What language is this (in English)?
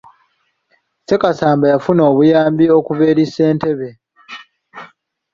Ganda